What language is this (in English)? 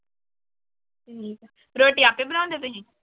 Punjabi